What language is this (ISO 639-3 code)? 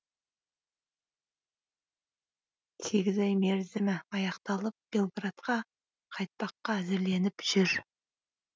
kaz